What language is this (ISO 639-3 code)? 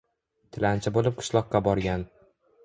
uzb